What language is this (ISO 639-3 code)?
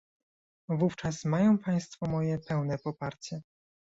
pol